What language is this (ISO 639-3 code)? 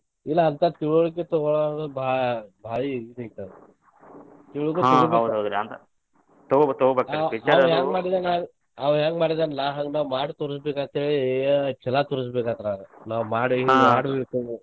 kan